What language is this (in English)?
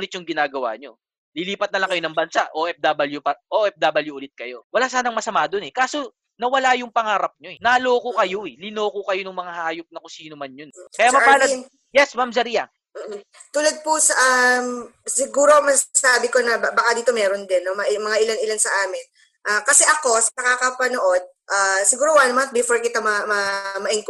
Filipino